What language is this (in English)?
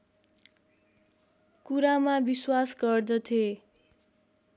Nepali